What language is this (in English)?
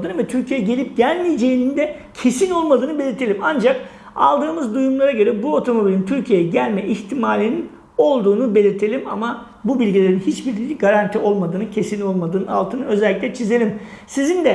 Turkish